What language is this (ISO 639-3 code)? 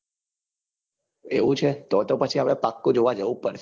guj